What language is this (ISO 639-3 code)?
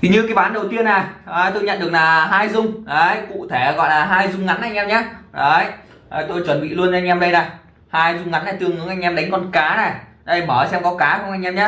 vie